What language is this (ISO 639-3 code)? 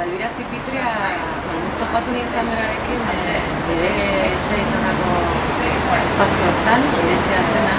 eus